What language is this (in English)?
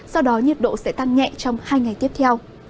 Vietnamese